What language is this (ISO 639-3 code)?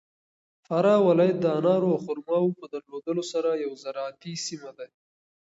pus